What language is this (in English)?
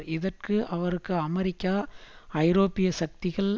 Tamil